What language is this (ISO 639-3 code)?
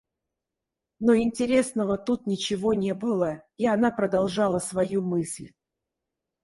rus